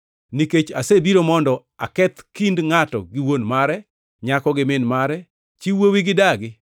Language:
Luo (Kenya and Tanzania)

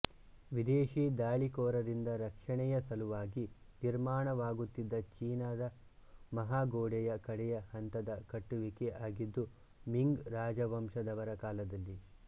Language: Kannada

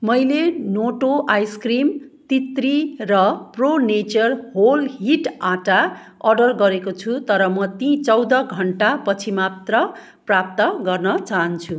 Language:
Nepali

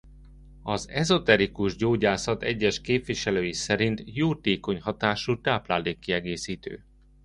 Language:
Hungarian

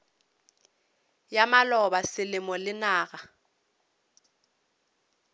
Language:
Northern Sotho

